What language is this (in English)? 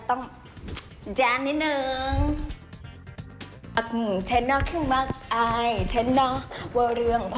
Thai